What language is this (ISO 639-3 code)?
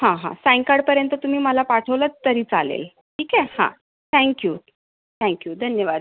mar